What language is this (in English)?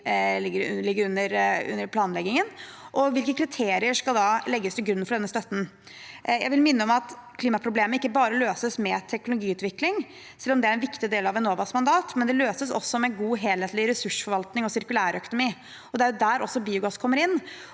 Norwegian